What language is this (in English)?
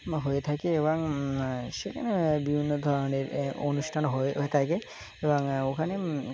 Bangla